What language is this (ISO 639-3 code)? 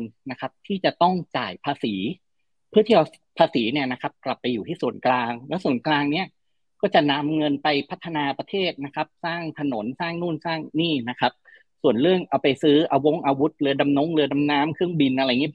tha